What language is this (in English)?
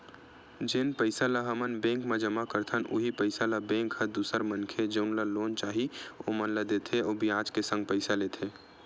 Chhattisgarhi